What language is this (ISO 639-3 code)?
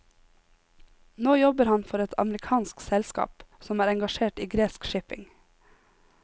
nor